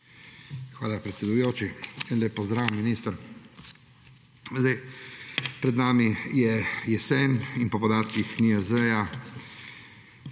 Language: Slovenian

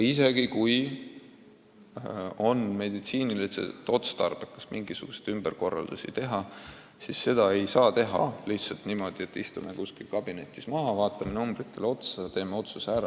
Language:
Estonian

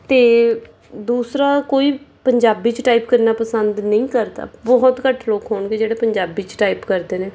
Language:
Punjabi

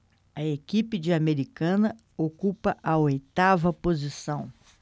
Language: Portuguese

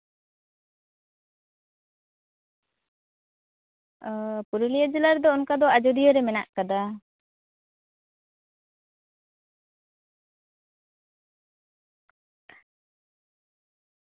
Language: Santali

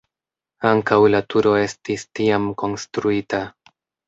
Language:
Esperanto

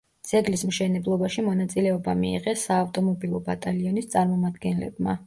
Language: Georgian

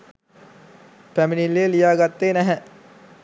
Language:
Sinhala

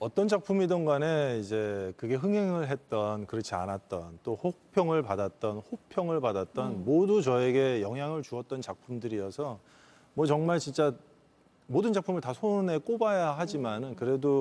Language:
Korean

